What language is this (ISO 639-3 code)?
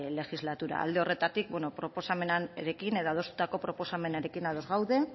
eus